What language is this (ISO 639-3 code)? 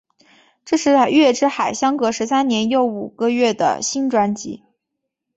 zho